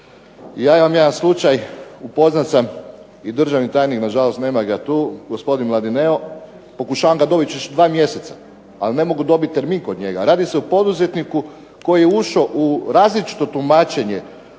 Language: Croatian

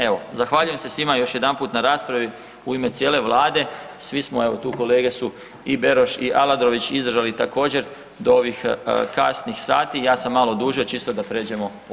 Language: Croatian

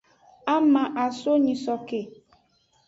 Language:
Aja (Benin)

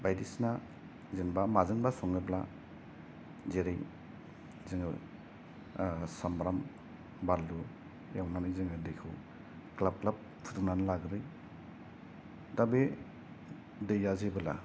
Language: Bodo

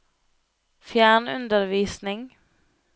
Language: Norwegian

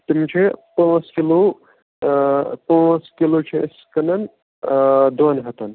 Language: Kashmiri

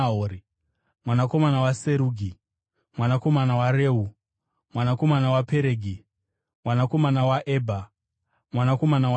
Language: Shona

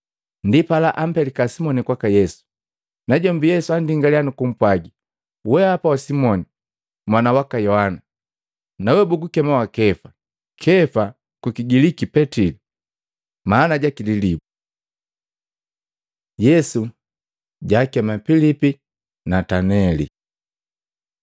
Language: Matengo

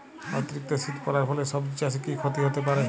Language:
Bangla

